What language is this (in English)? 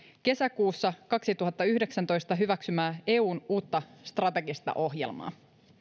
Finnish